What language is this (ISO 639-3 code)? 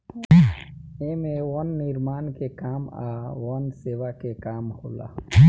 bho